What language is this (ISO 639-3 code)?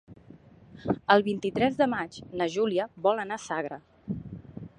cat